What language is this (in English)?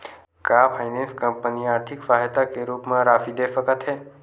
Chhattisgarhi